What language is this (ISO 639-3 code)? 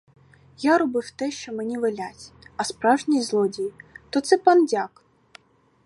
ukr